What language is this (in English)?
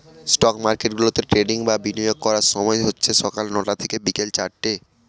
Bangla